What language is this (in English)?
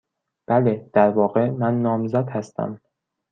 Persian